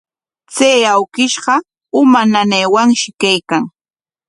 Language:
Corongo Ancash Quechua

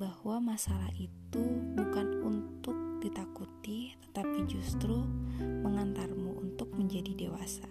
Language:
Indonesian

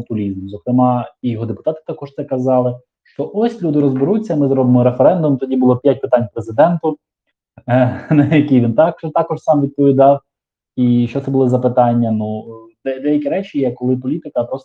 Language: Ukrainian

